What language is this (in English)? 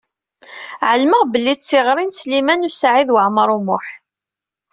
Kabyle